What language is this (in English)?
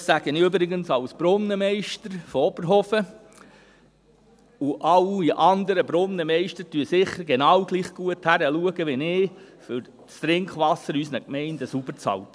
Swiss German